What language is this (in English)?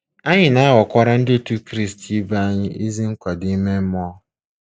Igbo